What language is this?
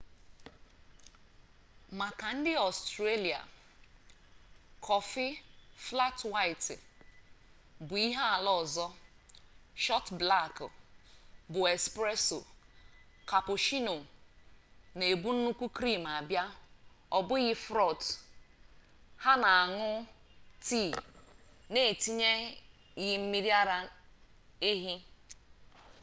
Igbo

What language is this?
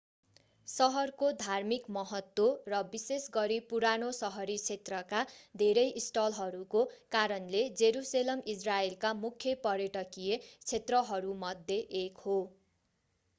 Nepali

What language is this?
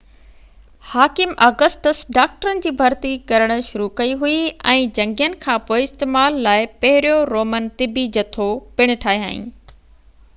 Sindhi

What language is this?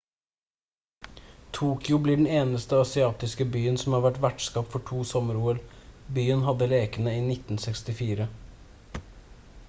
Norwegian Bokmål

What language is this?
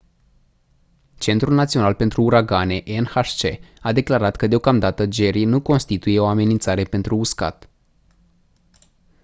Romanian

